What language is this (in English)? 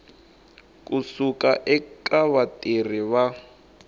Tsonga